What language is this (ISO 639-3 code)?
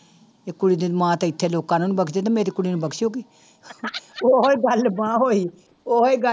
pan